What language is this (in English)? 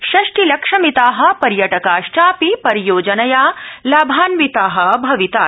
Sanskrit